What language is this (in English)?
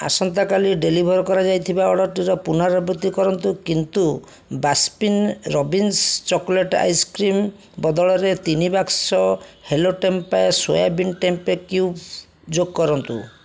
Odia